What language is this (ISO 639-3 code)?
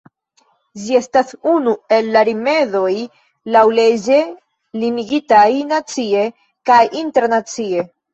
epo